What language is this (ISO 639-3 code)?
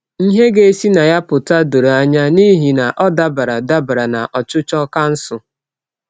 ibo